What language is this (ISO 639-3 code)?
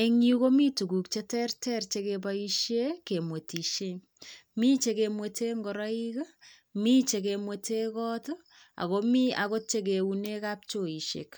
kln